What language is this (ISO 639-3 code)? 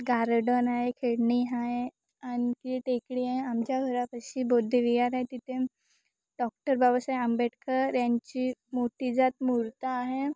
mar